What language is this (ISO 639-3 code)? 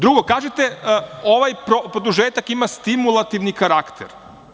srp